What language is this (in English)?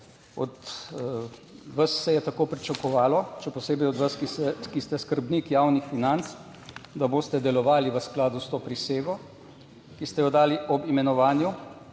Slovenian